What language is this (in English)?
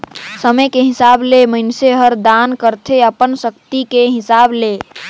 Chhattisgarhi